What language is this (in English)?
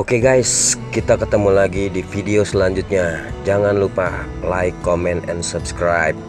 Indonesian